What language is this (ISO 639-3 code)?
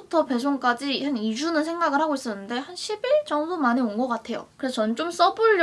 kor